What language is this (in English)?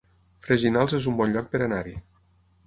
Catalan